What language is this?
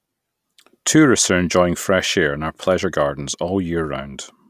English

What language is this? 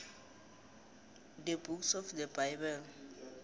South Ndebele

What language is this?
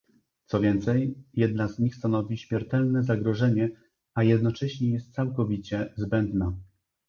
Polish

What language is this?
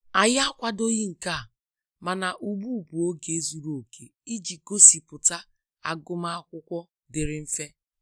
Igbo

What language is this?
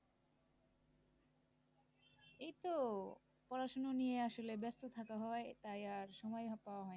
Bangla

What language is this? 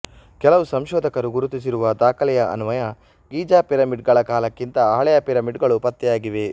Kannada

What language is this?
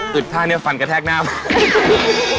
Thai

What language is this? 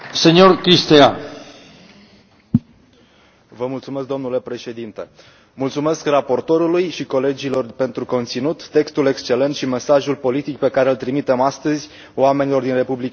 Romanian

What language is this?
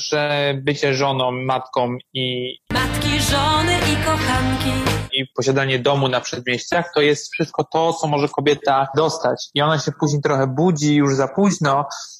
Polish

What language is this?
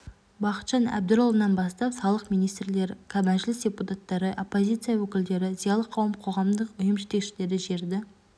Kazakh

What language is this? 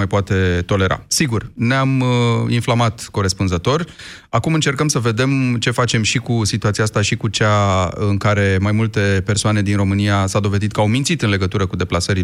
Romanian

